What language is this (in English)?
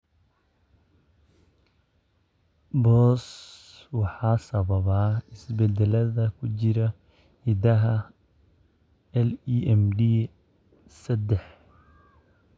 Somali